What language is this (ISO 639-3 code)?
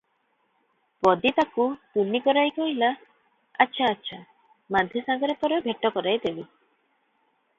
ori